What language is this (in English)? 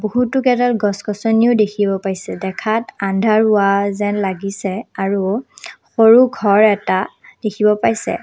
Assamese